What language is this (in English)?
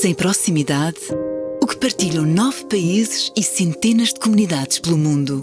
Portuguese